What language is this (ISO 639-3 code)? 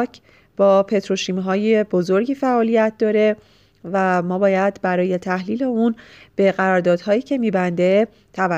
fas